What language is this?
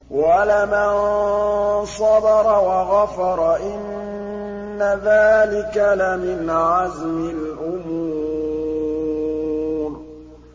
Arabic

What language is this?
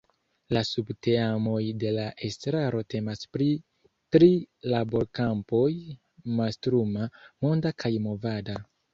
Esperanto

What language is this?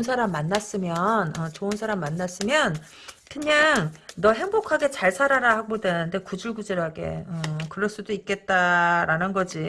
Korean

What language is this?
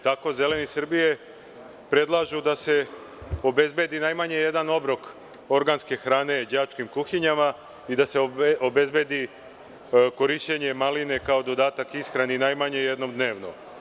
Serbian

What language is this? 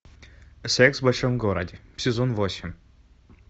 Russian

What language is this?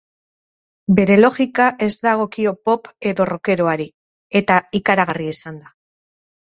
Basque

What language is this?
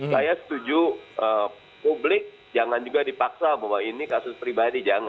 Indonesian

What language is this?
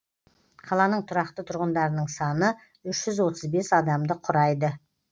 Kazakh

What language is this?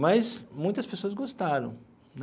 Portuguese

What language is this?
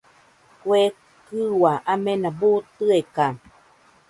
Nüpode Huitoto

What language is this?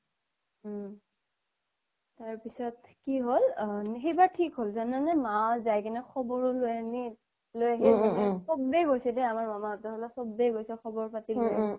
Assamese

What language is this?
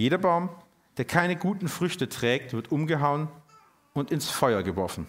German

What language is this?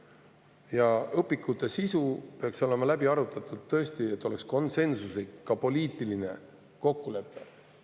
Estonian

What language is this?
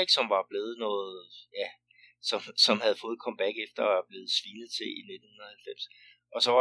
Danish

